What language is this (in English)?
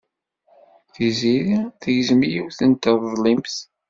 Kabyle